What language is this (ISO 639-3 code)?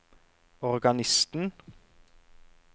nor